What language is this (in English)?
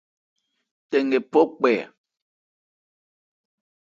Ebrié